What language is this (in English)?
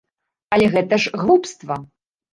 Belarusian